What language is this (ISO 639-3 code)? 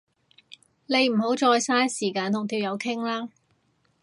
yue